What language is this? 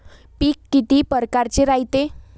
Marathi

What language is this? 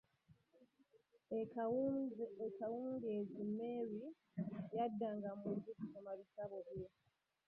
Ganda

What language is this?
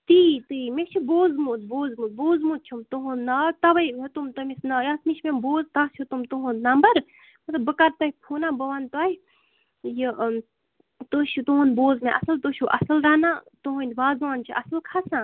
Kashmiri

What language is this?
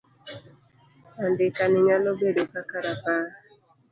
Luo (Kenya and Tanzania)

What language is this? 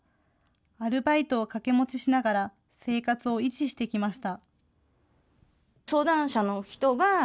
Japanese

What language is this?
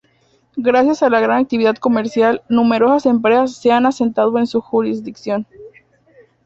Spanish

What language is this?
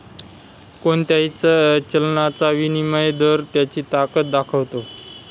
Marathi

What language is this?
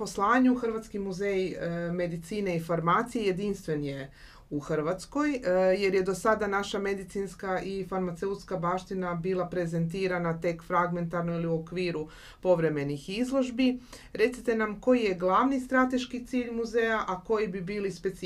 Croatian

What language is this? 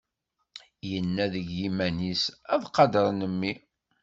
Kabyle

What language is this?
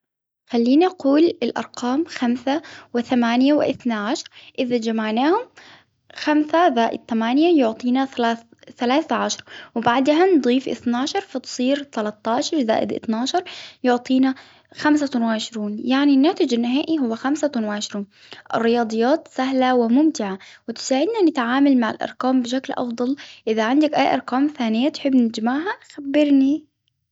Hijazi Arabic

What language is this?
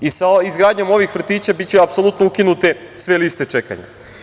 Serbian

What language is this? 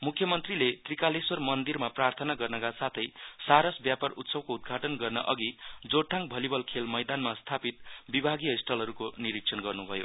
Nepali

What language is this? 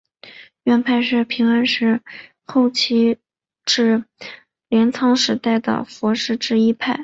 Chinese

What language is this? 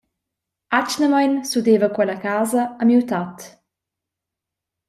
Romansh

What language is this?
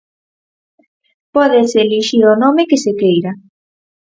Galician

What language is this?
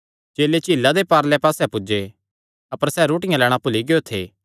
Kangri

